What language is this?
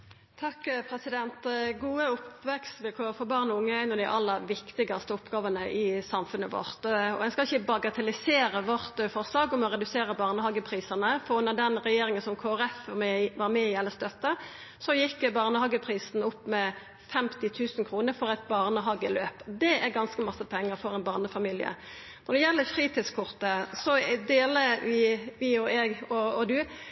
Norwegian Nynorsk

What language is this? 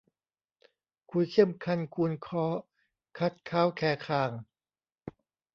Thai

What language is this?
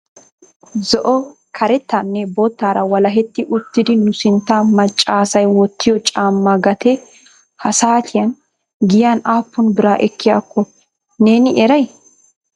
Wolaytta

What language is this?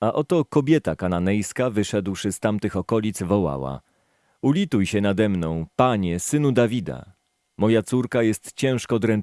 Polish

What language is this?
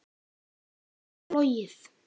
Icelandic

